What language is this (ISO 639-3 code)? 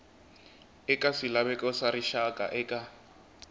tso